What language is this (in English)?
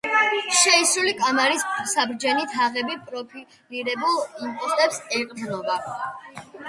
Georgian